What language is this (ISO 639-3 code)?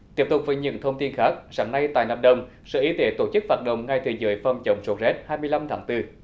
vie